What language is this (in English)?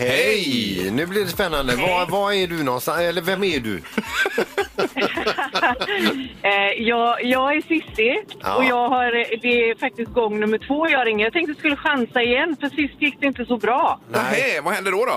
Swedish